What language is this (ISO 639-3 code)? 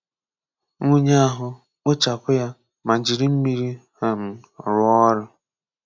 ibo